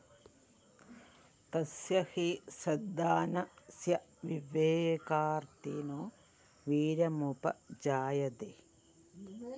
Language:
Malayalam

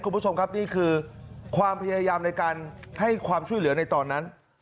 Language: Thai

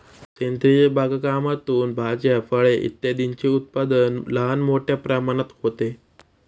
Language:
Marathi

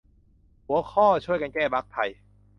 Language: Thai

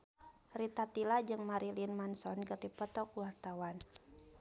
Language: Sundanese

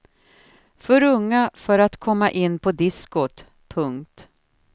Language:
Swedish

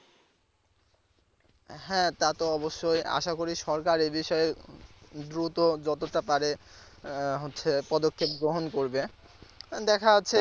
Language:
Bangla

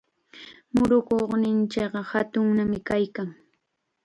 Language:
Chiquián Ancash Quechua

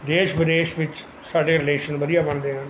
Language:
Punjabi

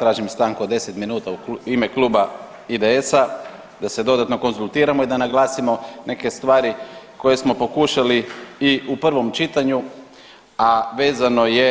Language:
Croatian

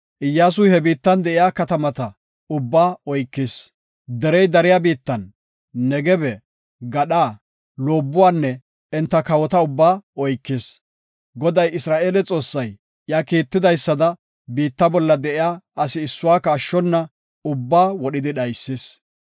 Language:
Gofa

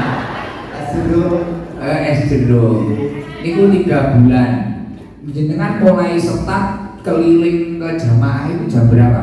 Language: Indonesian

